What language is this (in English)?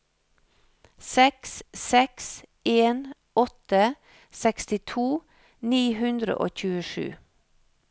Norwegian